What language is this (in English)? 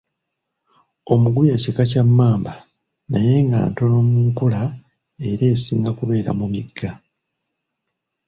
Ganda